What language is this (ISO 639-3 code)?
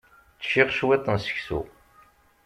kab